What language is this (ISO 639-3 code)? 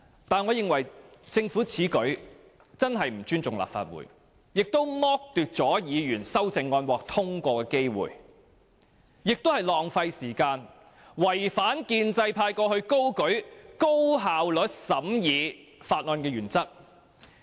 yue